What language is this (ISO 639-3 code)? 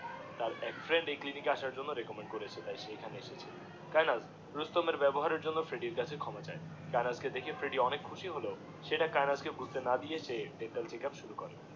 ben